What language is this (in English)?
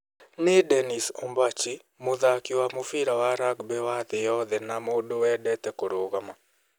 Kikuyu